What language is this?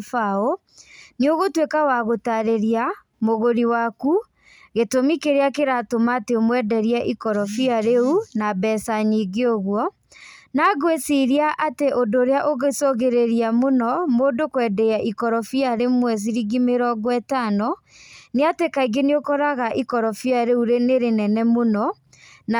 Kikuyu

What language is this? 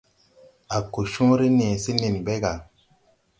Tupuri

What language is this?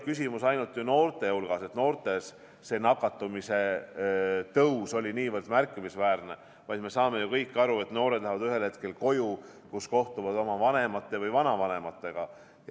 Estonian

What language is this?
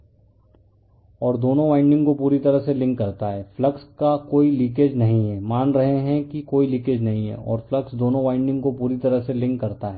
Hindi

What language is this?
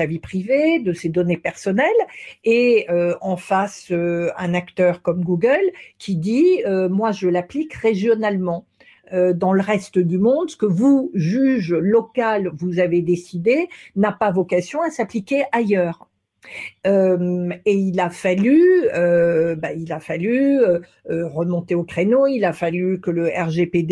French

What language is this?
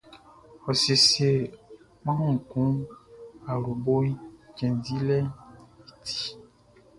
Baoulé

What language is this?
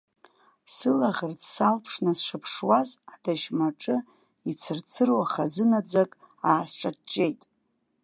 Abkhazian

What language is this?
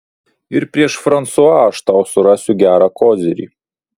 Lithuanian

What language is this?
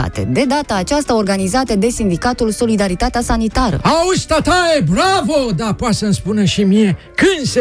Romanian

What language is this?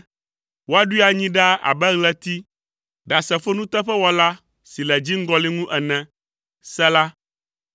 Ewe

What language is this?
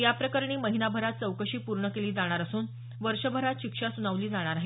Marathi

